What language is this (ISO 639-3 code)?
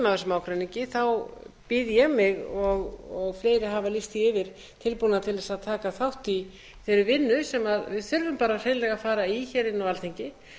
isl